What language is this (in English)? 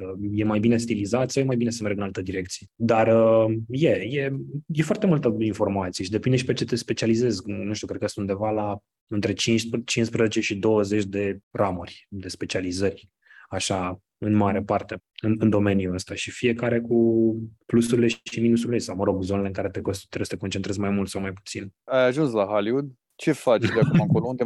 Romanian